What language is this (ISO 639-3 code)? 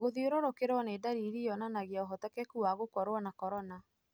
kik